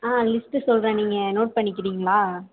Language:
Tamil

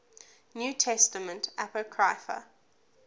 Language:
English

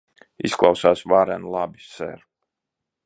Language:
Latvian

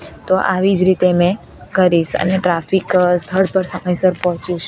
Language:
Gujarati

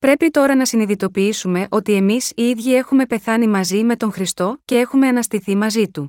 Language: Greek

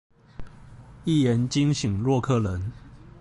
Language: Chinese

